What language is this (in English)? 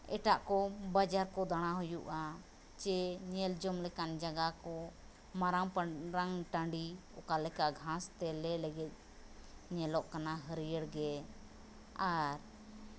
Santali